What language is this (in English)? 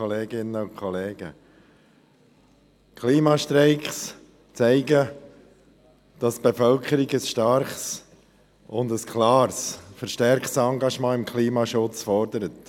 Swiss German